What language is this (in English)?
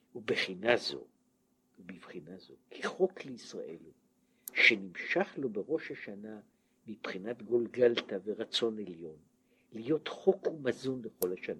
Hebrew